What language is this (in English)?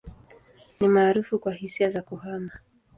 Swahili